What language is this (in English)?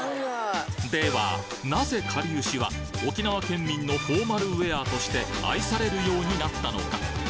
Japanese